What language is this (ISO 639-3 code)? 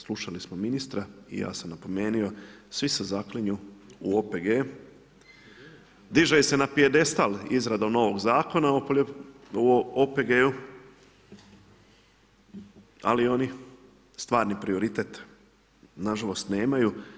hrv